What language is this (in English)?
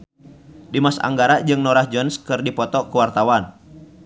Sundanese